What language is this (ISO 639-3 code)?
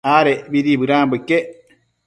mcf